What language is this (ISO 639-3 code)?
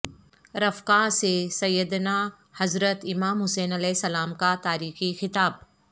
urd